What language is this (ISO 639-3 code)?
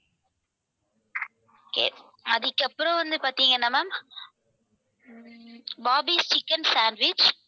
tam